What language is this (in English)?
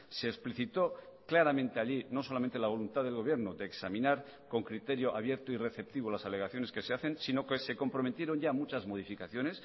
Spanish